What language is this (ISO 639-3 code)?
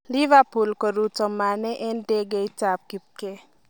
kln